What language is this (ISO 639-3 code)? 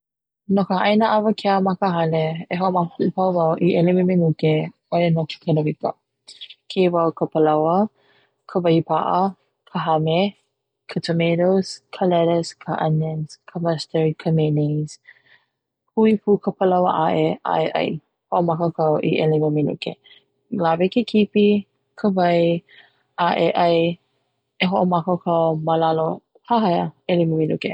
haw